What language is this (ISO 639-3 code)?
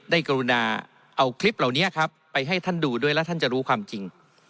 tha